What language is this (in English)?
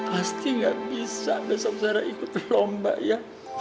Indonesian